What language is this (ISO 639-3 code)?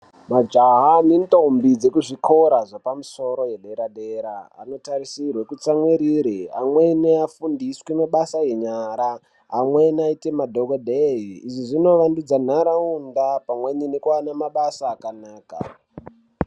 ndc